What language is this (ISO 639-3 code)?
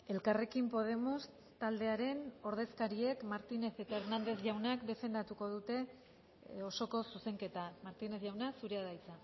eus